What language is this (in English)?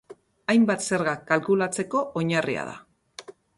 Basque